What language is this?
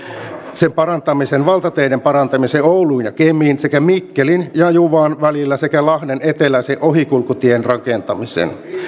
Finnish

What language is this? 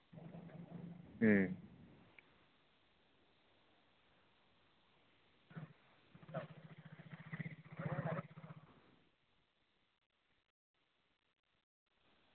Santali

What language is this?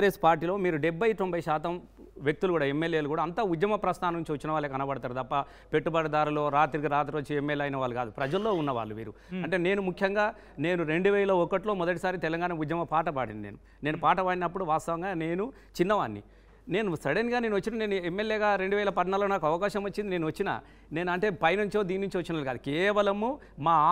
Telugu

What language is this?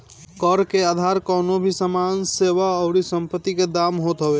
Bhojpuri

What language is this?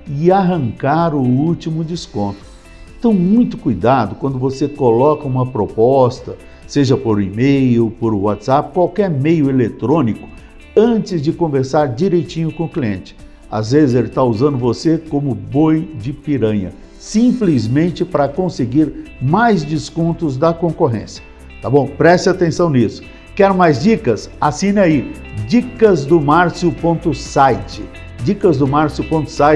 Portuguese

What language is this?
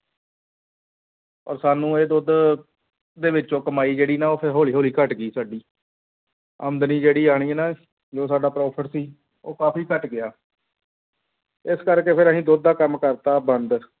Punjabi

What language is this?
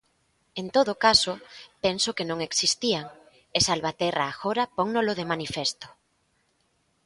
Galician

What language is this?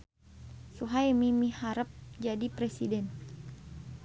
Sundanese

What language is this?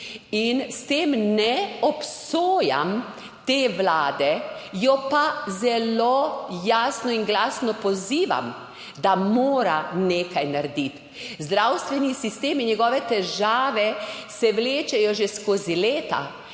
Slovenian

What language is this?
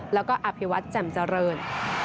Thai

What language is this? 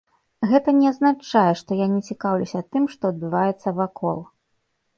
Belarusian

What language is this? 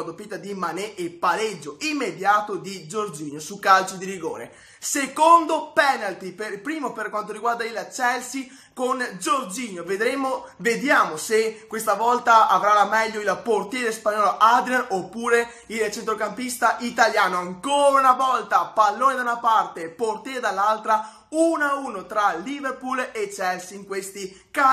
Italian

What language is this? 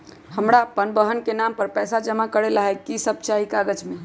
Magahi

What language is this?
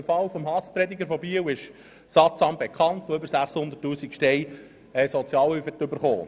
Swiss German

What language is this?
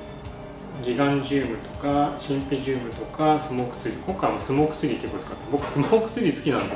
Japanese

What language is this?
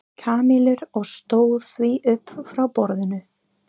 Icelandic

